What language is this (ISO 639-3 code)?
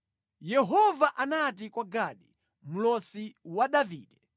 nya